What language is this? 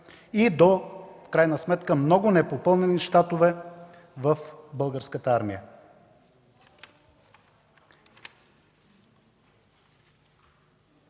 Bulgarian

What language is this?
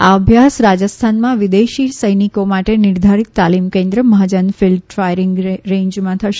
Gujarati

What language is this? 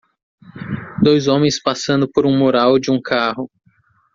Portuguese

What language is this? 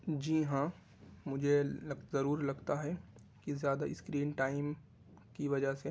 Urdu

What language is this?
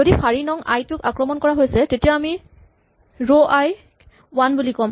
Assamese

